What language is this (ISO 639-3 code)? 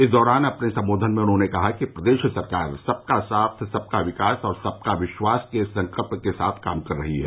hin